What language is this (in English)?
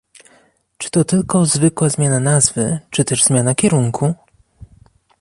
Polish